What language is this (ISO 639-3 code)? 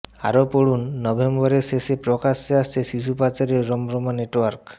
ben